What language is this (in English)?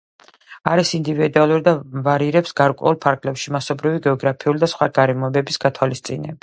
Georgian